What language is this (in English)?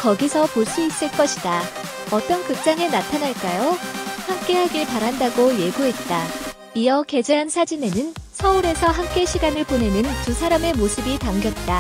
Korean